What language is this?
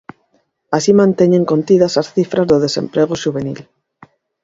Galician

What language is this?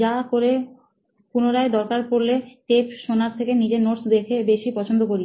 Bangla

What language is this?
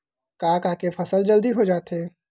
Chhattisgarhi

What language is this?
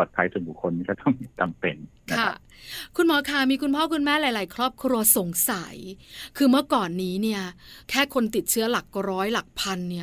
Thai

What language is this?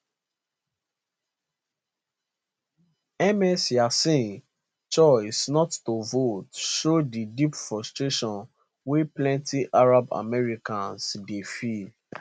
Nigerian Pidgin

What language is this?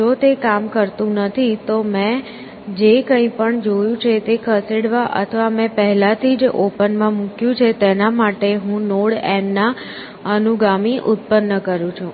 Gujarati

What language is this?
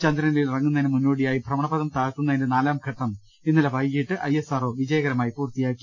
Malayalam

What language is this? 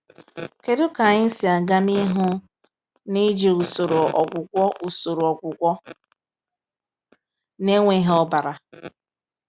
Igbo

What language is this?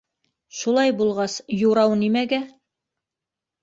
Bashkir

